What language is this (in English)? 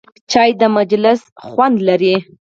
Pashto